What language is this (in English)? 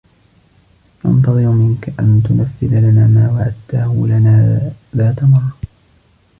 Arabic